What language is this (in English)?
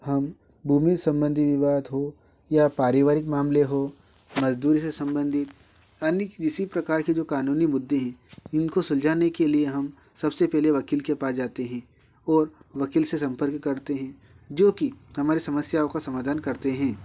Hindi